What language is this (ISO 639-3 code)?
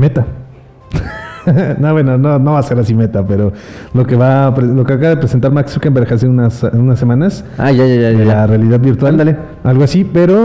spa